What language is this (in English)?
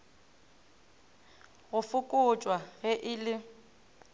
Northern Sotho